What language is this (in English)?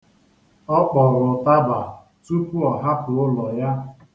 Igbo